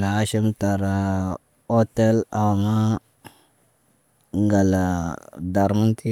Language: Naba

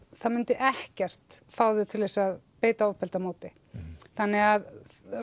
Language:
Icelandic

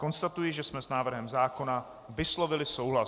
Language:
Czech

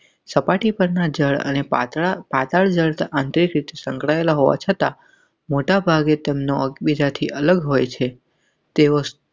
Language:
Gujarati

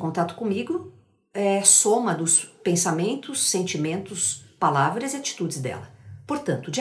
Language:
Portuguese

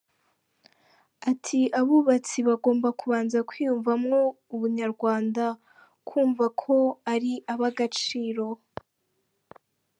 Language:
Kinyarwanda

